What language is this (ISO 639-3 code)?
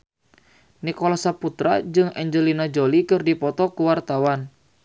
sun